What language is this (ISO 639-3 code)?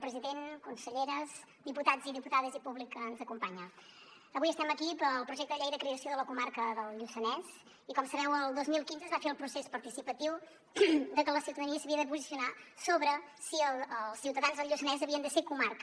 cat